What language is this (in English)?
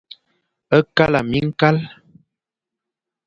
Fang